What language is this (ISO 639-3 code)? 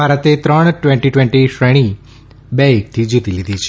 guj